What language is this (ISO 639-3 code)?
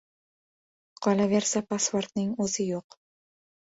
uzb